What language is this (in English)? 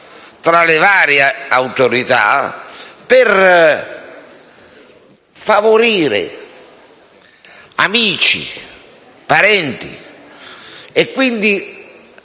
Italian